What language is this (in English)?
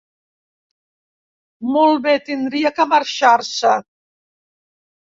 Catalan